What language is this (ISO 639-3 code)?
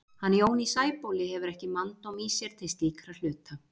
isl